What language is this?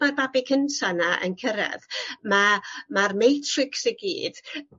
Welsh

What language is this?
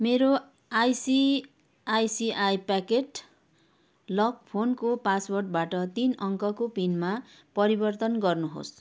Nepali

